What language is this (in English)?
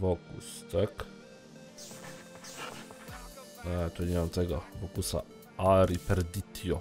Polish